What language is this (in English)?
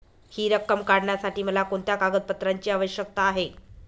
Marathi